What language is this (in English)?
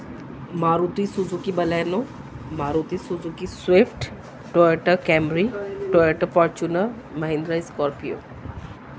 Urdu